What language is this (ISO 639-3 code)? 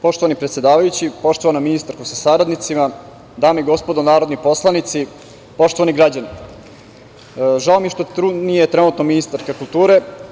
srp